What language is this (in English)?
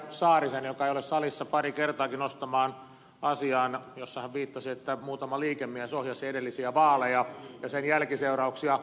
Finnish